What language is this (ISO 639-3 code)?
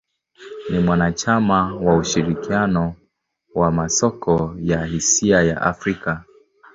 swa